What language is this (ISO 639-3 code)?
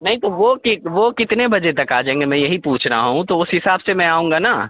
urd